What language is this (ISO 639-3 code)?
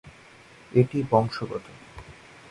ben